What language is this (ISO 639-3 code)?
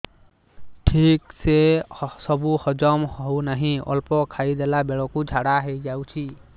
ori